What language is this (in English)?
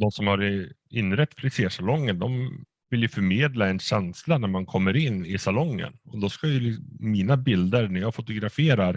Swedish